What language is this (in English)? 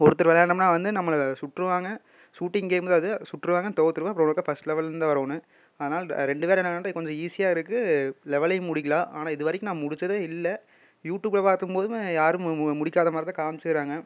Tamil